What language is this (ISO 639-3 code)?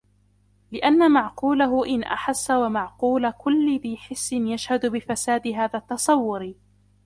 ara